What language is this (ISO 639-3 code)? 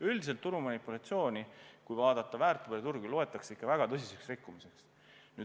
est